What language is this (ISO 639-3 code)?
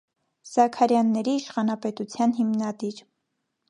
hye